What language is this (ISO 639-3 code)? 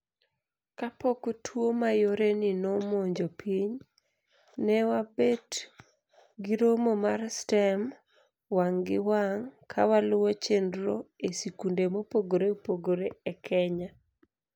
luo